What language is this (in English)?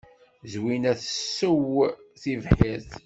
Kabyle